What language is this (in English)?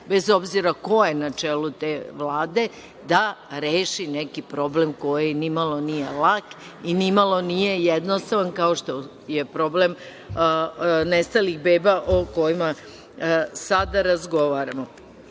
Serbian